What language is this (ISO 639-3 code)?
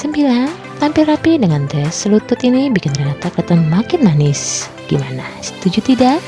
ind